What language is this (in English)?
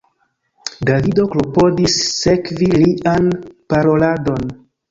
Esperanto